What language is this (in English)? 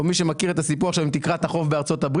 Hebrew